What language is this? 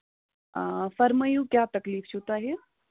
Kashmiri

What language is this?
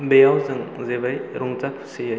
Bodo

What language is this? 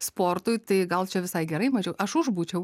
Lithuanian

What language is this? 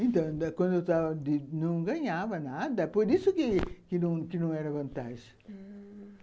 Portuguese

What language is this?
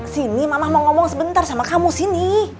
Indonesian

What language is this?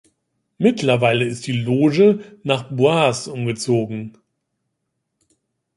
German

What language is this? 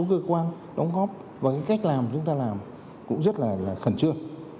Vietnamese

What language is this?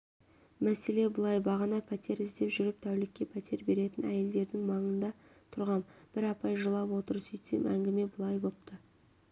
Kazakh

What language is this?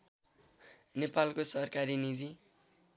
Nepali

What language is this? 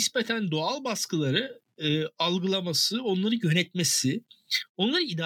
Turkish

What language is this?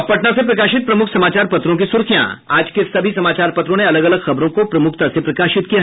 Hindi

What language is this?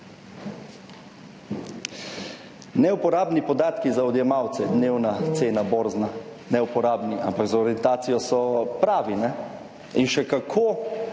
Slovenian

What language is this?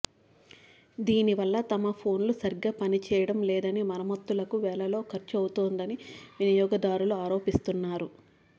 Telugu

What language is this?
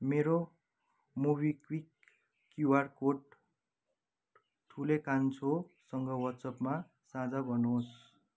Nepali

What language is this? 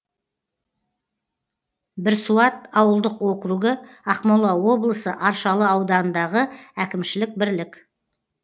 Kazakh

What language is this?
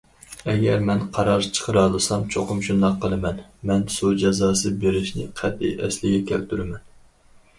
Uyghur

